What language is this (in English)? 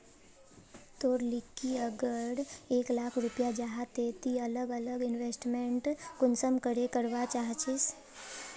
Magahi